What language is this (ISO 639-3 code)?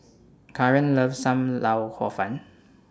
eng